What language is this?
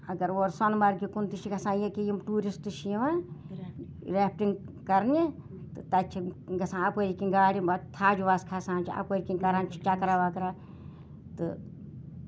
Kashmiri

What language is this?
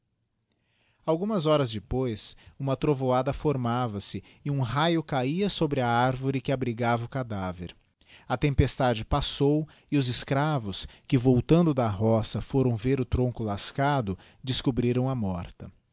Portuguese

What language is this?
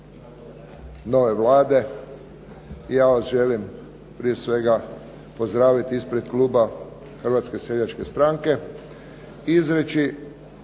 Croatian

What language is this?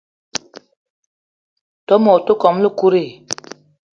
Eton (Cameroon)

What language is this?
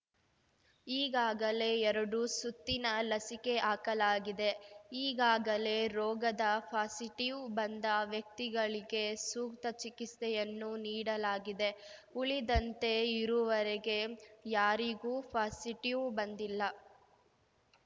Kannada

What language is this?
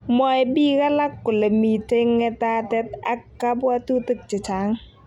Kalenjin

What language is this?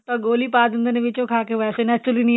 Punjabi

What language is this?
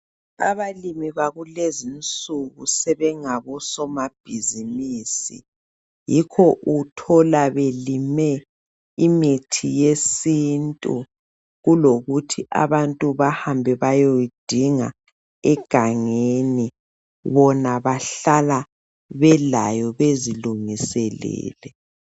North Ndebele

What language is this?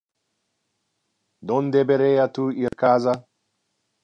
Interlingua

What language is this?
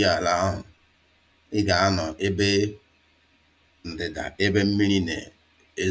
Igbo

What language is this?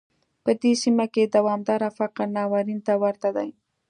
Pashto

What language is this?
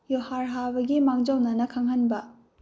Manipuri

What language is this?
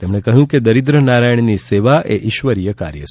Gujarati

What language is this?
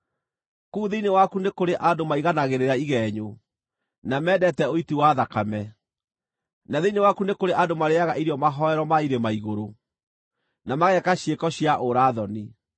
Kikuyu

